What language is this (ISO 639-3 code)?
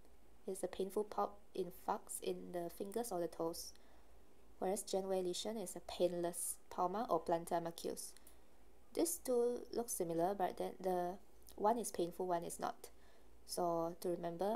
eng